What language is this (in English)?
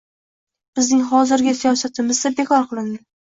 Uzbek